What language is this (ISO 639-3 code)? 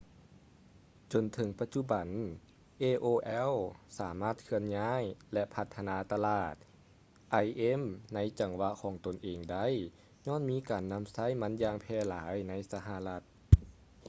lao